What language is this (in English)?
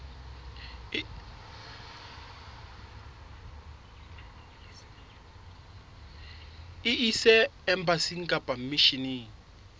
Southern Sotho